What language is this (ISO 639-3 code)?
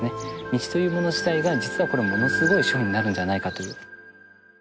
jpn